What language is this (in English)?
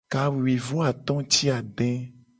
Gen